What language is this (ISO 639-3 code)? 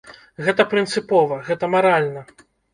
bel